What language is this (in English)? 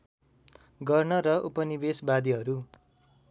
Nepali